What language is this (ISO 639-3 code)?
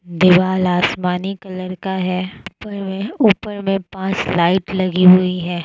hin